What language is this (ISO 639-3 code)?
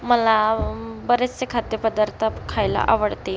mar